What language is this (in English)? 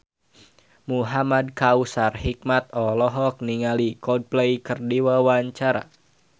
Sundanese